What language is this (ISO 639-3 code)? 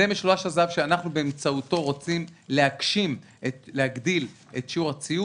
heb